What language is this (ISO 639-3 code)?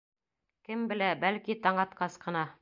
bak